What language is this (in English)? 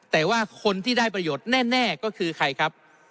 Thai